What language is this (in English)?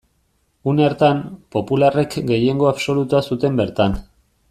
Basque